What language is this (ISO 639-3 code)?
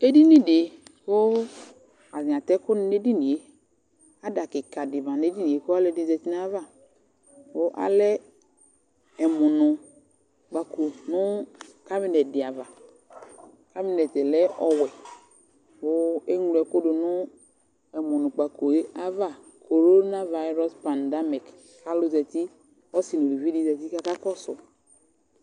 kpo